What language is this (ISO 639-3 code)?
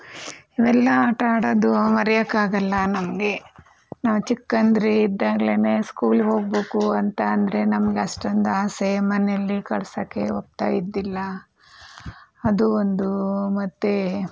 kan